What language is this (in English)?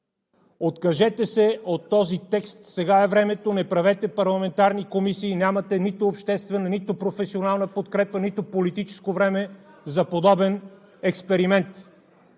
Bulgarian